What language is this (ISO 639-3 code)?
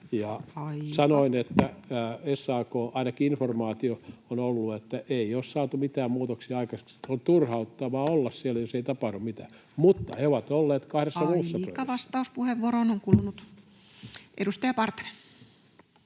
fin